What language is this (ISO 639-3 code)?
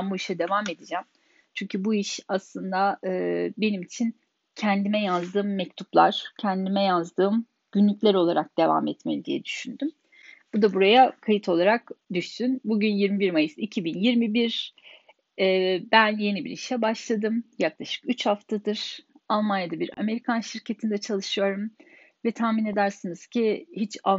tur